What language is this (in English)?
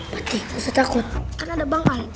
Indonesian